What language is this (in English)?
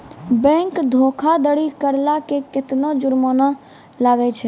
Maithili